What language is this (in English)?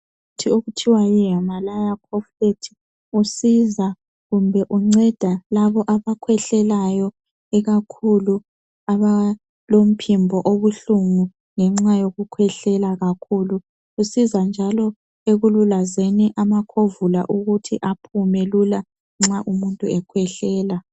North Ndebele